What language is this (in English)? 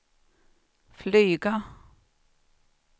Swedish